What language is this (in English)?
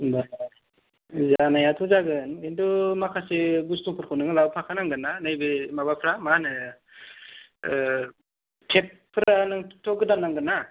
Bodo